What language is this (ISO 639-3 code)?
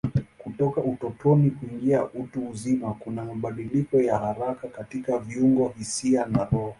swa